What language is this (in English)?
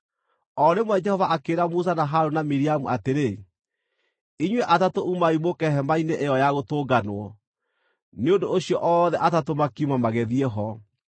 Kikuyu